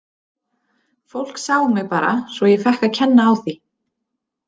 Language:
Icelandic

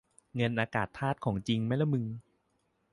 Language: Thai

